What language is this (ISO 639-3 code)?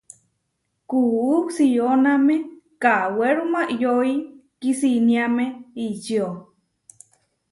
var